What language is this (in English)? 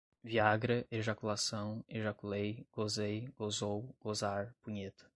Portuguese